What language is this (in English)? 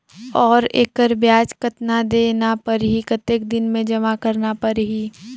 Chhattisgarhi